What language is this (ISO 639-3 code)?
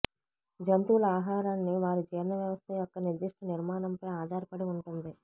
tel